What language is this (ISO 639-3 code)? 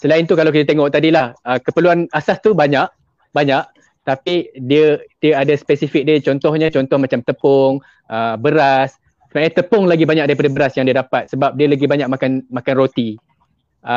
msa